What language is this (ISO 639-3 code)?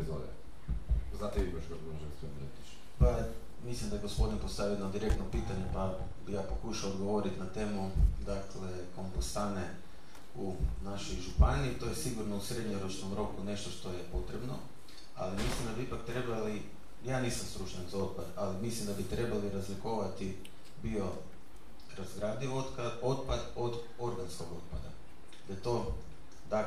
hrv